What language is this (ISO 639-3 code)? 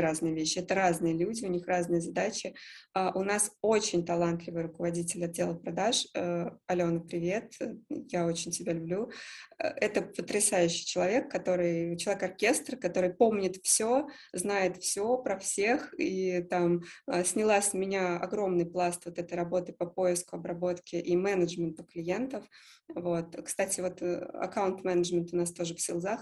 rus